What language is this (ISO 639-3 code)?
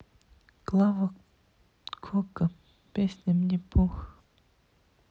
rus